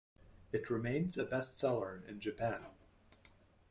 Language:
English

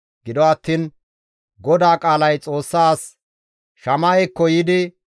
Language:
Gamo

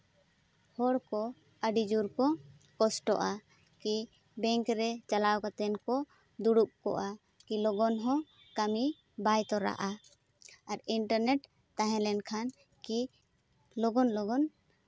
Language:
Santali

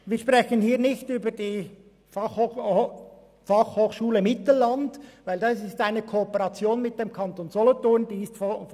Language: Swiss German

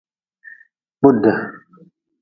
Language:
Nawdm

